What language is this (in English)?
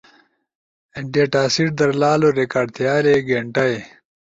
Ushojo